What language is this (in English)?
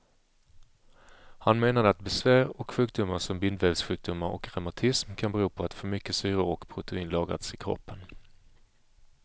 Swedish